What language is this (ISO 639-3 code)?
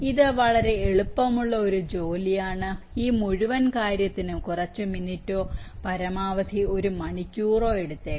mal